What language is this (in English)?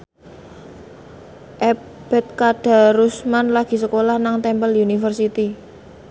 Javanese